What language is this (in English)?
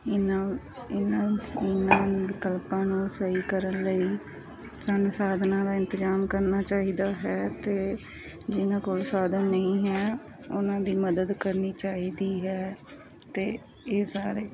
Punjabi